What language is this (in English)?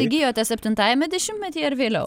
Lithuanian